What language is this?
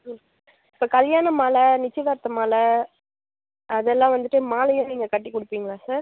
Tamil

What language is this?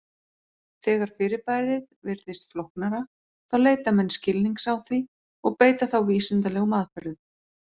Icelandic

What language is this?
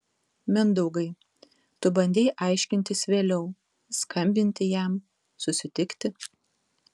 Lithuanian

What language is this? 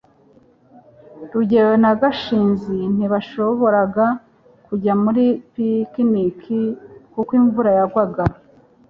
Kinyarwanda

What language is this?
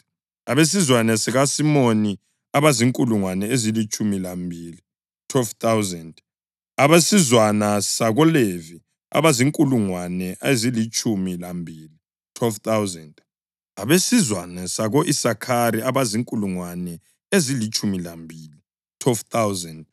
North Ndebele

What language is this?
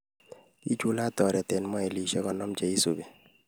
Kalenjin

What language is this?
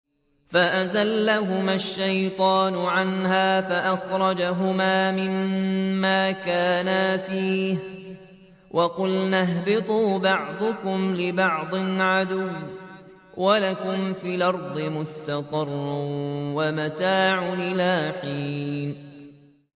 Arabic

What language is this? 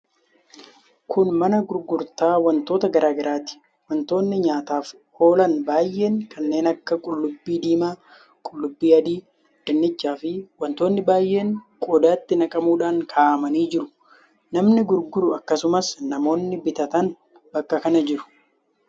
Oromo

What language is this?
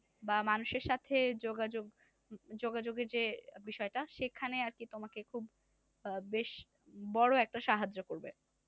Bangla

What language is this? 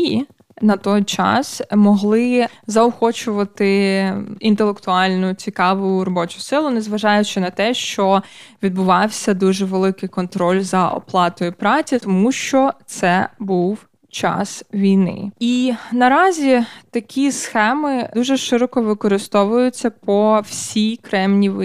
Ukrainian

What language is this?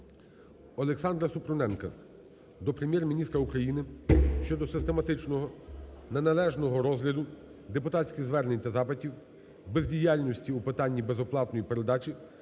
Ukrainian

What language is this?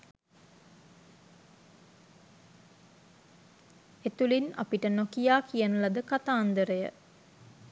Sinhala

